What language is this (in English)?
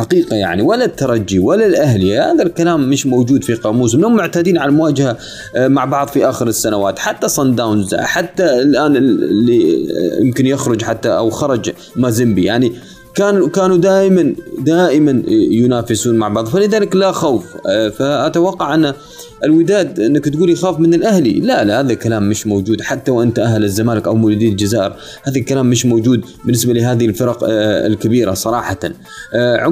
Arabic